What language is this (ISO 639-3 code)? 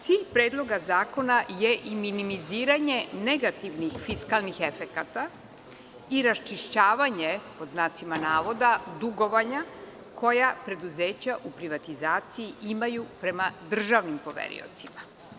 srp